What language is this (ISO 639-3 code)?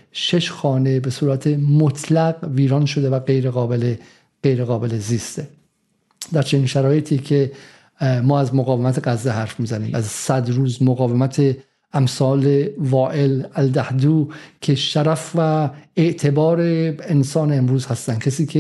fas